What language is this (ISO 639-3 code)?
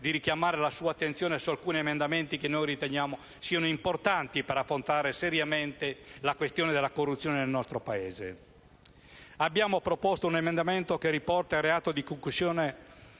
ita